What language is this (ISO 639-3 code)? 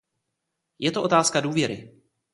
ces